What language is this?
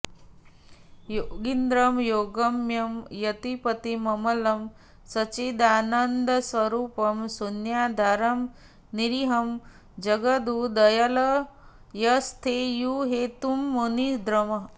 Sanskrit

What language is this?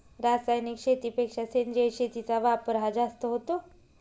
Marathi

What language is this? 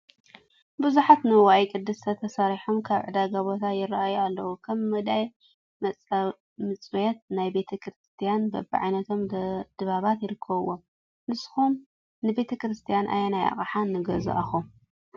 Tigrinya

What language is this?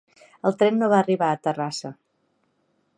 Catalan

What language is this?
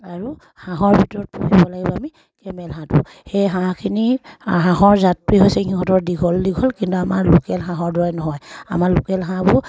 Assamese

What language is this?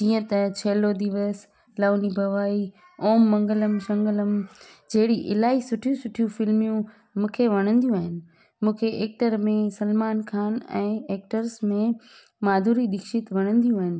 Sindhi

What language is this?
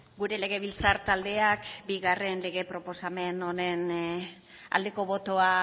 Basque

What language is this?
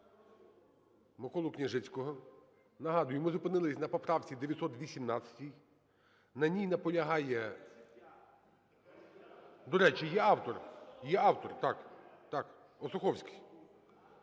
Ukrainian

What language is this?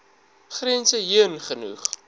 Afrikaans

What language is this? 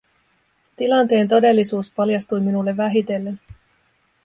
Finnish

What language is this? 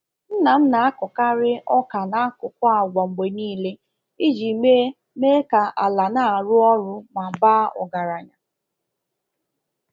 Igbo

